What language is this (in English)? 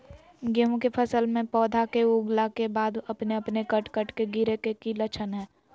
Magahi